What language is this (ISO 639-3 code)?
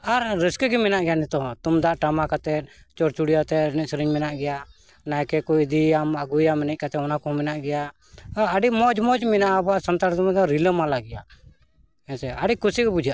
sat